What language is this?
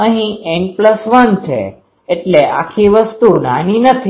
Gujarati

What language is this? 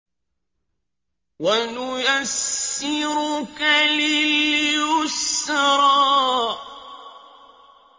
Arabic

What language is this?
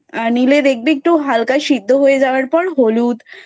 Bangla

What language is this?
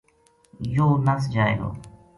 Gujari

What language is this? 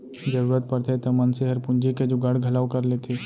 Chhattisgarhi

